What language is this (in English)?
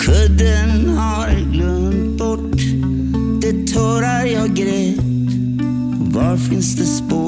Swedish